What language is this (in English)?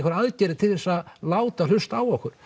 Icelandic